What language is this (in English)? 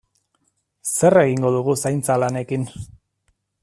Basque